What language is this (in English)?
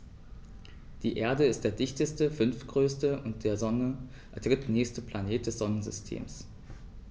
German